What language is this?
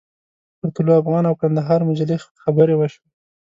Pashto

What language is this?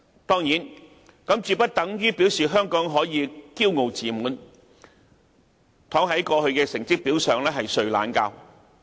Cantonese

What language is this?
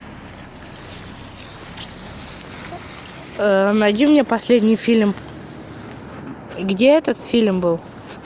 Russian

